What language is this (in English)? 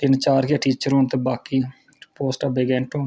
Dogri